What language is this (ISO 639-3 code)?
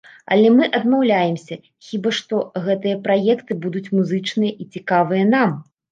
bel